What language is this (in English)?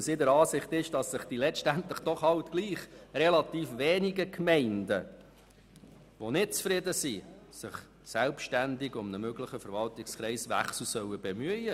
Swiss German